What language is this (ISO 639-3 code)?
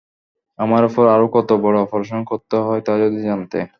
ben